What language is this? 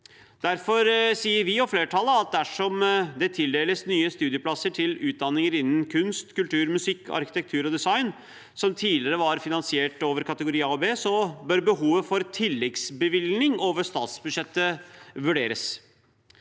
Norwegian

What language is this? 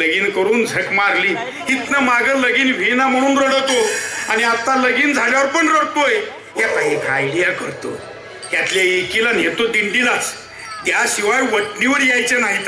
Marathi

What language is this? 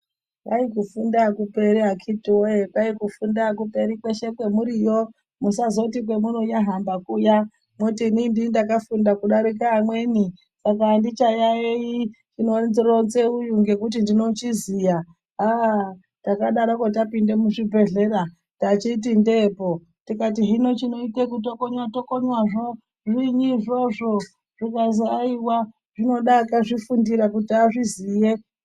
Ndau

